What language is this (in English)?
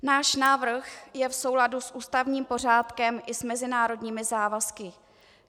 Czech